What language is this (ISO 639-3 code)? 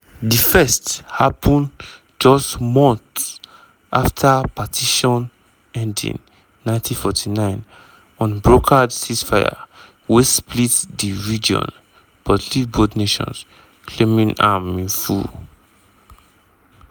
pcm